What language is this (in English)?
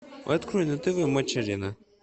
Russian